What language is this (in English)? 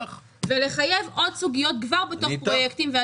Hebrew